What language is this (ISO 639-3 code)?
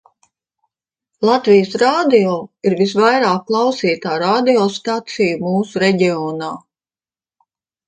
lav